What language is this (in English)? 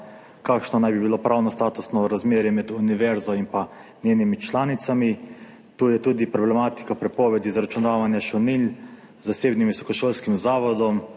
Slovenian